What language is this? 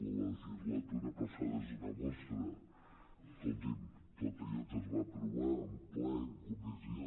Catalan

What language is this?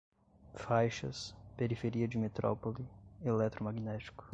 Portuguese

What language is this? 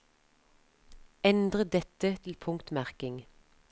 Norwegian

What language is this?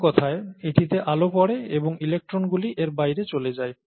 Bangla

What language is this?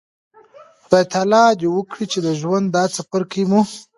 Pashto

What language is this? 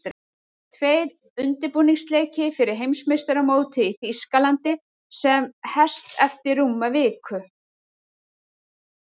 Icelandic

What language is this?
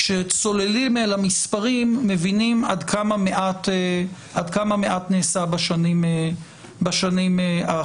Hebrew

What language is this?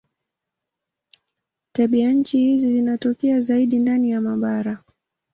Swahili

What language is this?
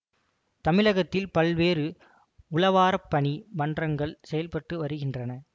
Tamil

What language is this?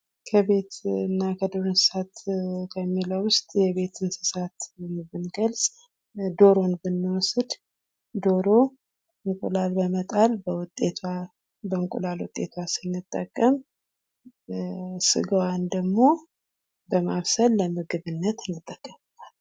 Amharic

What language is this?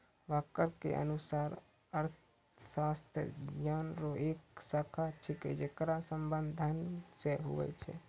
Maithili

